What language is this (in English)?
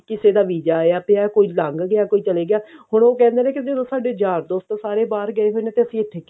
Punjabi